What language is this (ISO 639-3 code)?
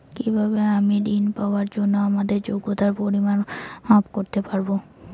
ben